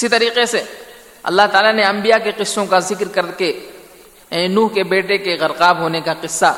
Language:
Urdu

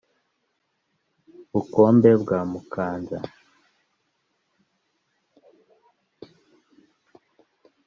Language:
Kinyarwanda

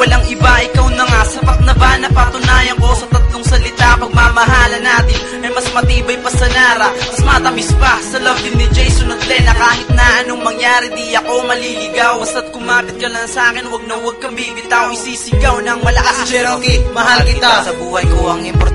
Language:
Indonesian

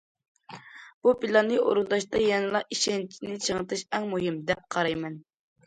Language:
Uyghur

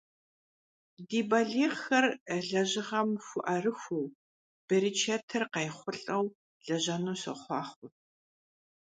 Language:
Kabardian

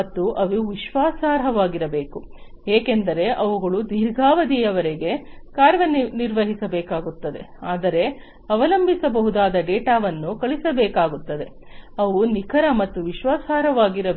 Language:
Kannada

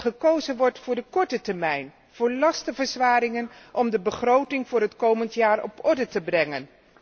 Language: Dutch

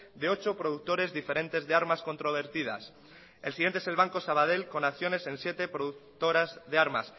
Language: Spanish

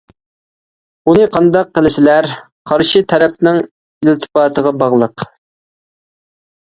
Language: Uyghur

